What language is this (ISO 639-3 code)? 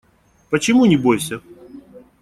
rus